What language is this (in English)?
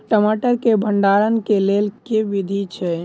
Maithili